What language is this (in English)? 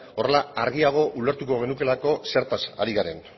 Basque